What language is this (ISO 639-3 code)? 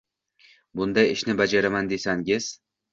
uzb